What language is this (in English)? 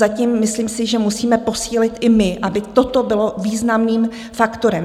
Czech